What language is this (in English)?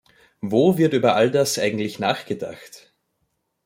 German